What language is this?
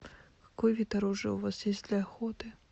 Russian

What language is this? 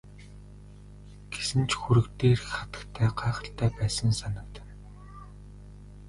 Mongolian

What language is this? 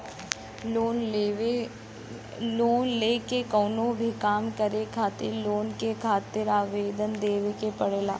Bhojpuri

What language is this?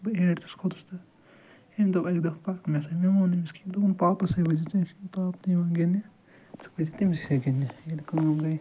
Kashmiri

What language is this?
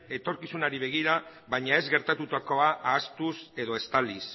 Basque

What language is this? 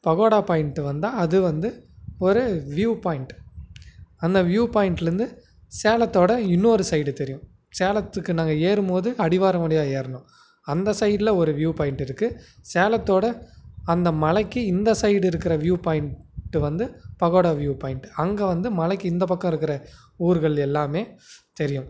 Tamil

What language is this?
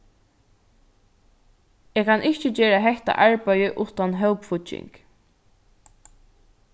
Faroese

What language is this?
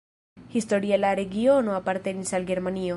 Esperanto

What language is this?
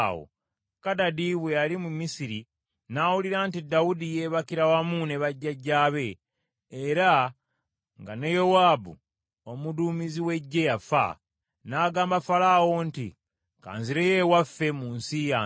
Ganda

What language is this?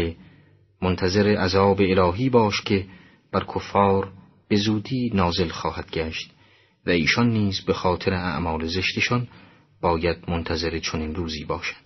Persian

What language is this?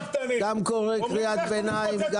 Hebrew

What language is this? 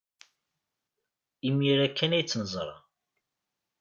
Kabyle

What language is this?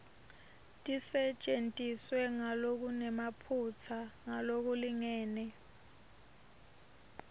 Swati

